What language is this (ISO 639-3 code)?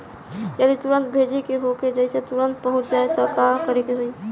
bho